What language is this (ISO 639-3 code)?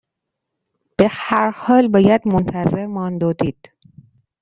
fas